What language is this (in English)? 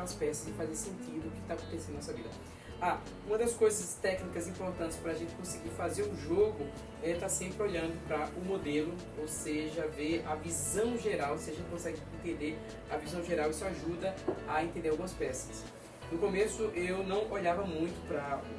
Portuguese